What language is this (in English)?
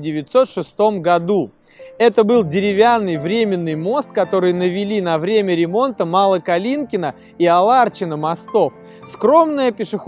Russian